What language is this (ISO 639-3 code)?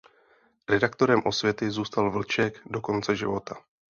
ces